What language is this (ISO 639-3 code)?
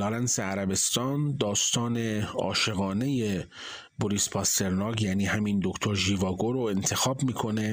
fas